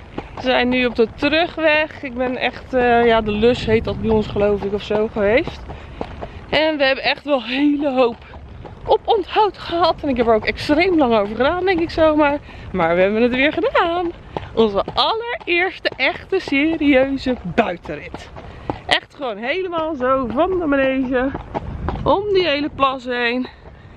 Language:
Dutch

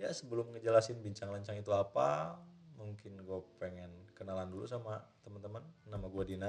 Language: Indonesian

